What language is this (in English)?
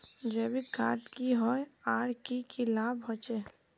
Magahi